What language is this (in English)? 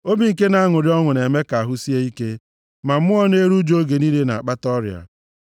Igbo